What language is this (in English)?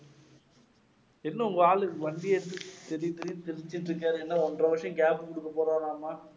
Tamil